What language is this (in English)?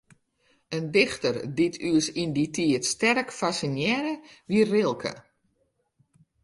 Western Frisian